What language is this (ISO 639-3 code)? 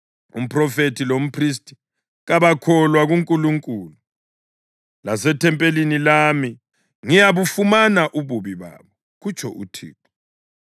nde